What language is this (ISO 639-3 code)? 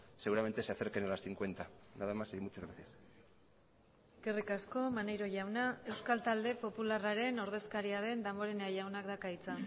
eus